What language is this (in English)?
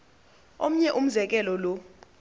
Xhosa